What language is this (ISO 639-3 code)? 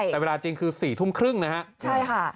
tha